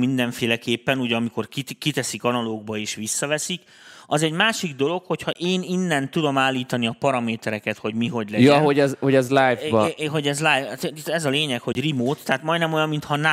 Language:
Hungarian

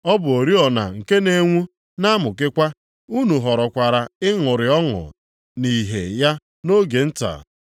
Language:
Igbo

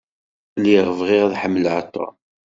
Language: Kabyle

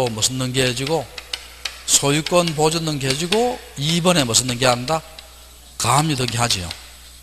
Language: Korean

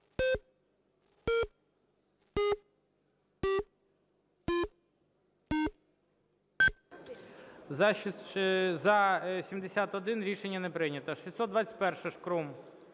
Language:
Ukrainian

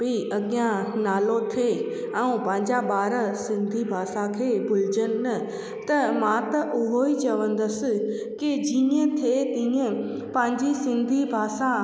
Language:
Sindhi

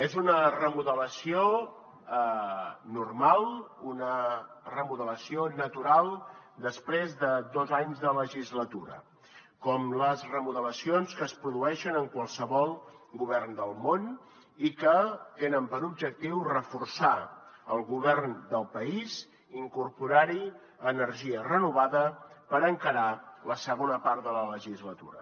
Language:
Catalan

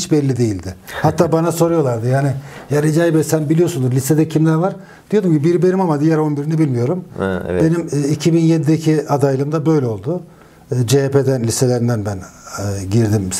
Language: Turkish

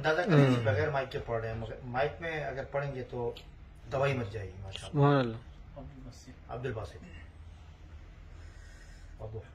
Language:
Arabic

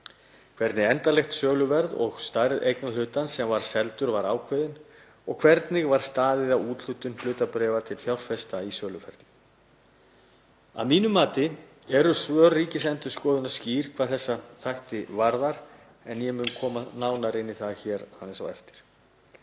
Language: Icelandic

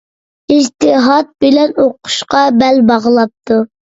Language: Uyghur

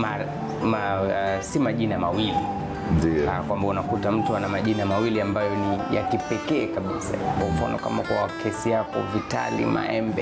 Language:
Swahili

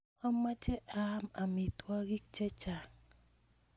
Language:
Kalenjin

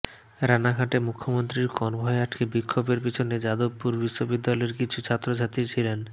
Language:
Bangla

